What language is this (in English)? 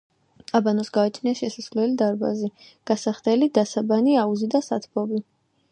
Georgian